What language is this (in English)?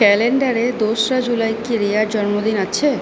Bangla